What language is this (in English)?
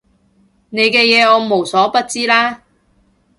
Cantonese